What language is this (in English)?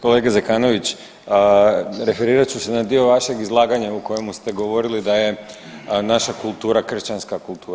Croatian